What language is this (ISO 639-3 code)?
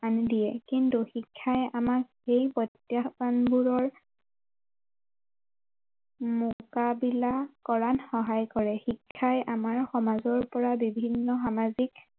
asm